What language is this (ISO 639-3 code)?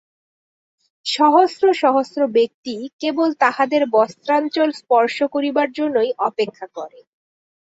ben